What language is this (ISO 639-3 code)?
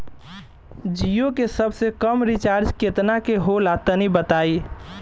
bho